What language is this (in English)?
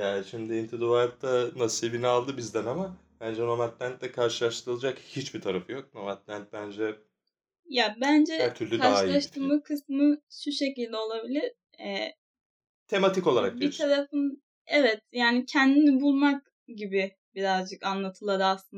Turkish